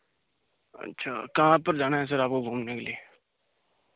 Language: Hindi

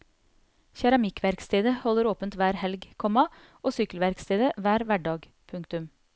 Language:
Norwegian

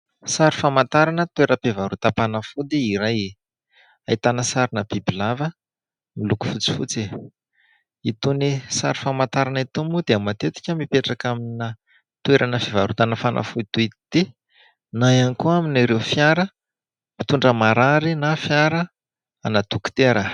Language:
Malagasy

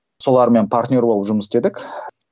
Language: Kazakh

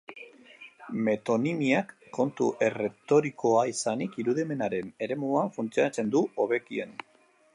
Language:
Basque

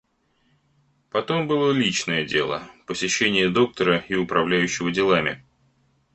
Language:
Russian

